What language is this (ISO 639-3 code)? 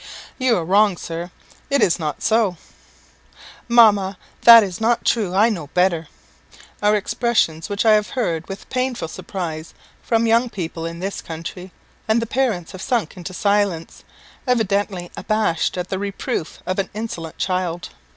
eng